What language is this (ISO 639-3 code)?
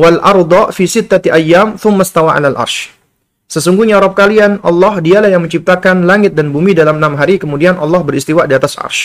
ind